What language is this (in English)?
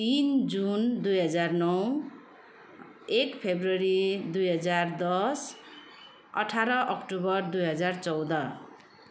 Nepali